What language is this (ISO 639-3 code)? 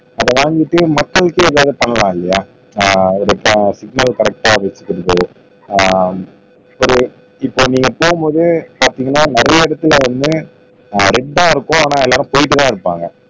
tam